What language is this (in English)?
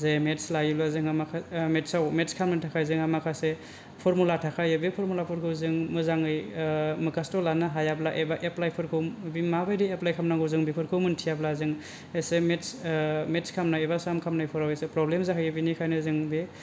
Bodo